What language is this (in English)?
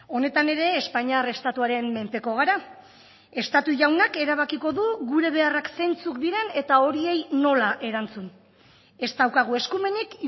Basque